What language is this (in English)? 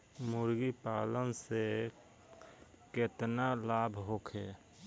Bhojpuri